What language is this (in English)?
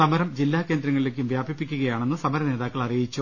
Malayalam